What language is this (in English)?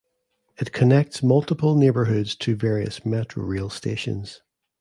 English